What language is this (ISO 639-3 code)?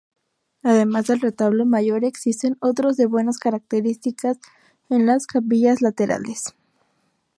spa